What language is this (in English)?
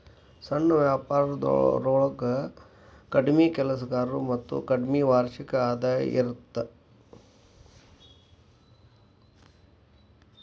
Kannada